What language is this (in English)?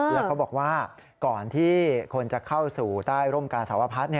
Thai